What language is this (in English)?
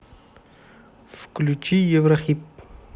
Russian